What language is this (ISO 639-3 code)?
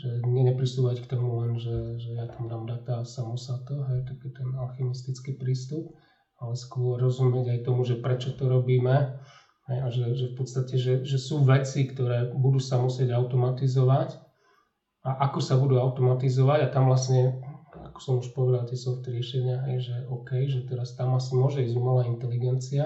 slk